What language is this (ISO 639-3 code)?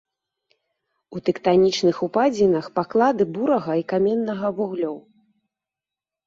bel